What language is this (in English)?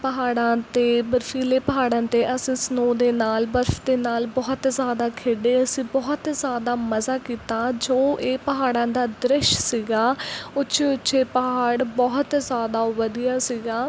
Punjabi